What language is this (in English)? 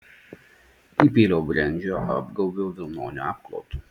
Lithuanian